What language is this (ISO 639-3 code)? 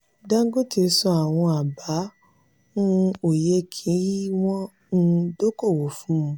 yor